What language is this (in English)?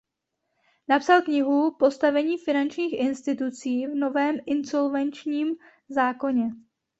Czech